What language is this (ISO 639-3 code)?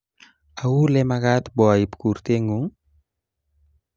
kln